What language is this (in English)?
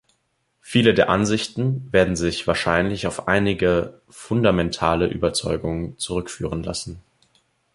German